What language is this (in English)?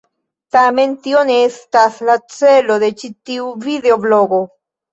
Esperanto